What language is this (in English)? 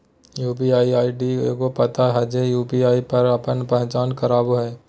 Magahi